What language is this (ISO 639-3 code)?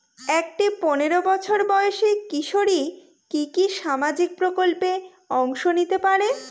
ben